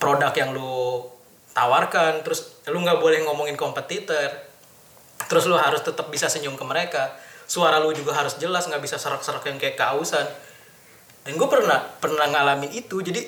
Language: Indonesian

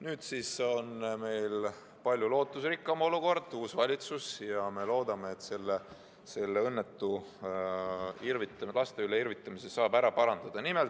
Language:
Estonian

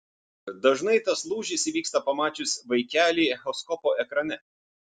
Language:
Lithuanian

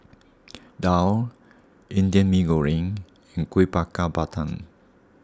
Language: English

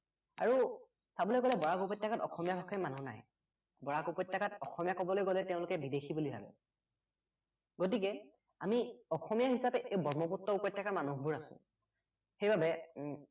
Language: Assamese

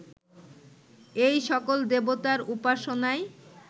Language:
Bangla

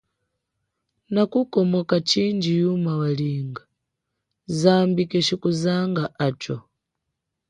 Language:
Chokwe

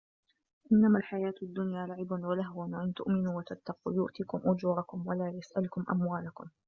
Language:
Arabic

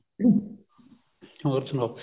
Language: Punjabi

